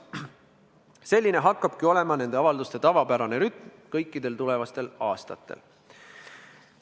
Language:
Estonian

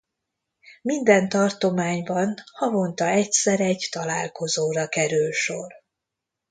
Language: Hungarian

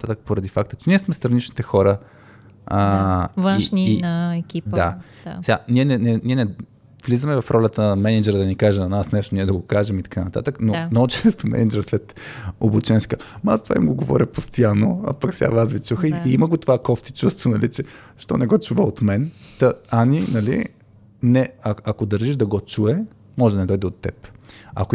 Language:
Bulgarian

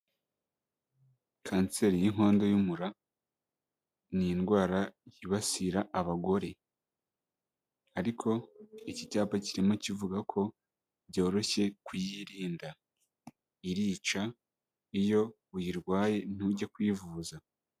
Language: Kinyarwanda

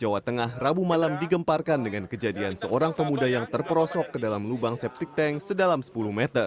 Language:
Indonesian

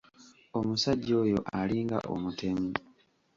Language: Ganda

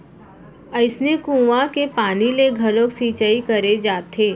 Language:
Chhattisgarhi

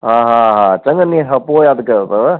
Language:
Sindhi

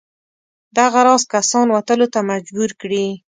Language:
Pashto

